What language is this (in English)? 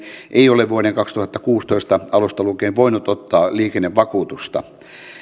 Finnish